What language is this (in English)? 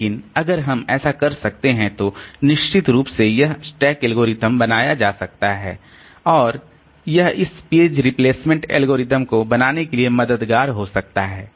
Hindi